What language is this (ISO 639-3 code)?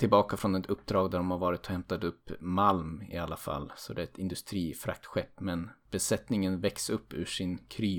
swe